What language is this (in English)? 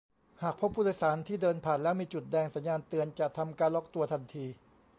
Thai